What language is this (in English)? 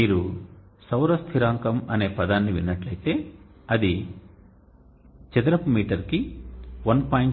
Telugu